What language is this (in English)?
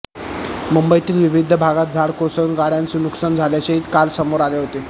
Marathi